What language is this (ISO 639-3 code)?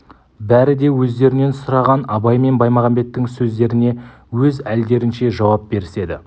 kaz